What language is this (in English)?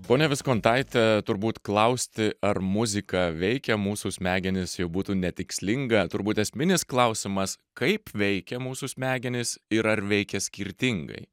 Lithuanian